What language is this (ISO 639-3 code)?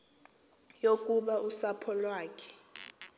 xho